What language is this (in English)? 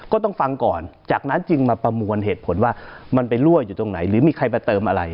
Thai